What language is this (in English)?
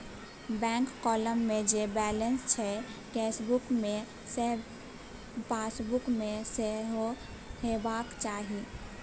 Maithili